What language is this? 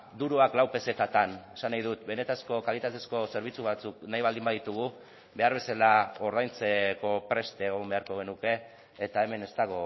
Basque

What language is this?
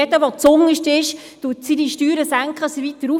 Swiss German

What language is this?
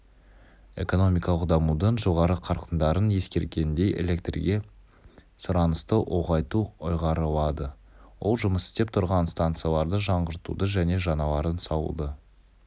Kazakh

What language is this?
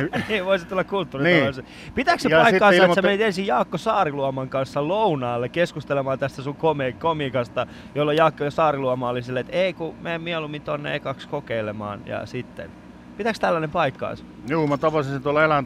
Finnish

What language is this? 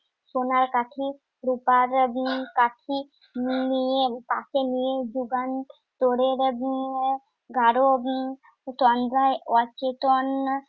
Bangla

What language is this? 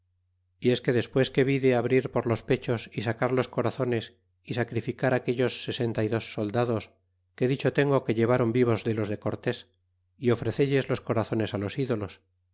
Spanish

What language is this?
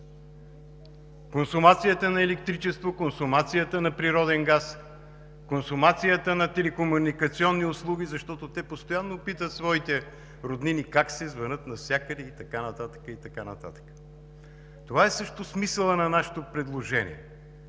Bulgarian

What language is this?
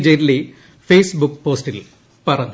Malayalam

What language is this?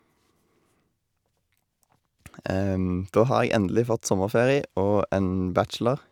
Norwegian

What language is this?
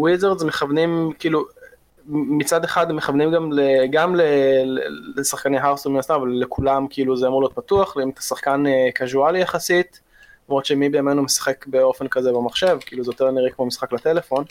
Hebrew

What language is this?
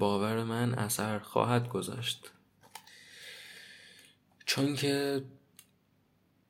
Persian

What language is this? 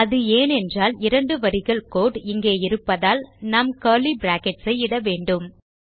Tamil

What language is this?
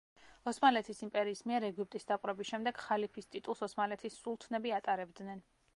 Georgian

